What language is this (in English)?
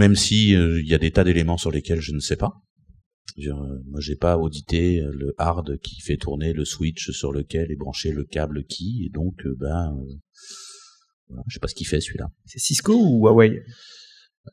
French